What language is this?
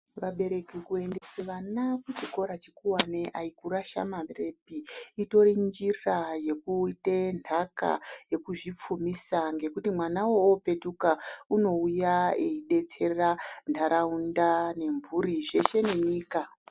Ndau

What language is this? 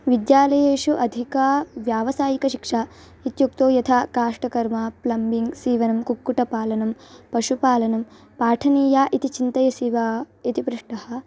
Sanskrit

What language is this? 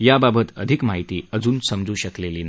Marathi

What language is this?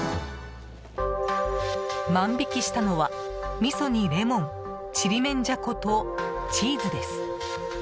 Japanese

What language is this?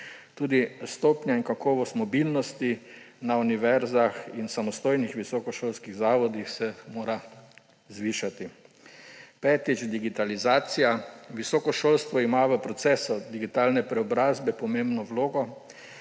Slovenian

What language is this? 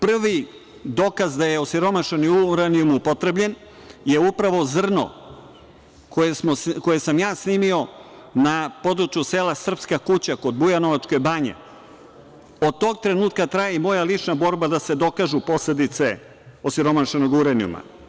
Serbian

